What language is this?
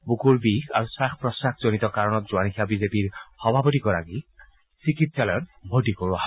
Assamese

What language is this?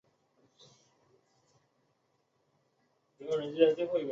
Chinese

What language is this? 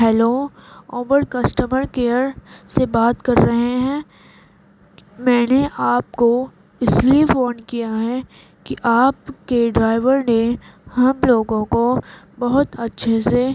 Urdu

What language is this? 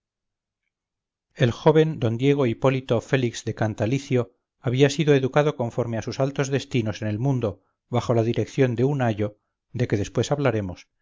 Spanish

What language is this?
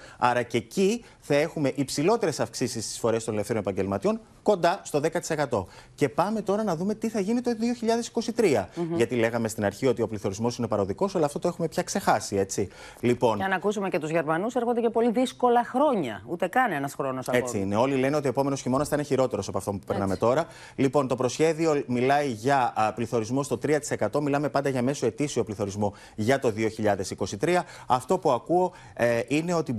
Greek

